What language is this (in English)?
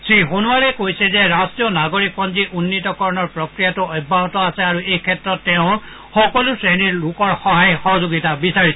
Assamese